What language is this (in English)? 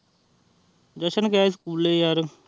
Punjabi